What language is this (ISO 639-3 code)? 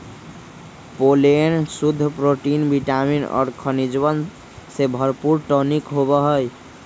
mag